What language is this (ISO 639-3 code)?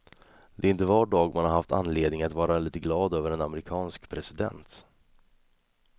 swe